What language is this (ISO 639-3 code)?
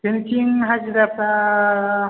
brx